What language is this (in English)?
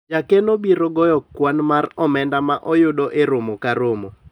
Luo (Kenya and Tanzania)